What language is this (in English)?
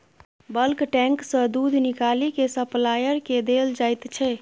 Maithili